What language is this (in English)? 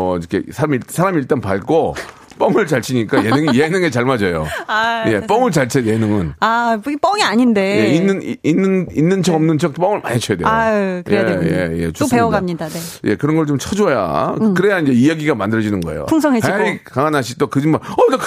Korean